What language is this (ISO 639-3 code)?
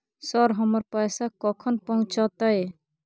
mai